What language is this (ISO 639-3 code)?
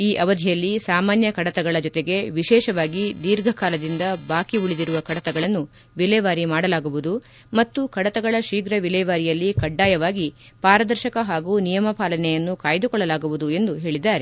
kan